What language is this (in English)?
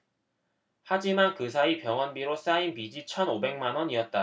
Korean